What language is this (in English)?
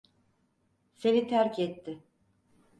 Turkish